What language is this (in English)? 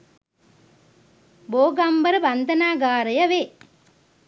Sinhala